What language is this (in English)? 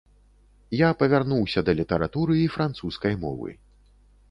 Belarusian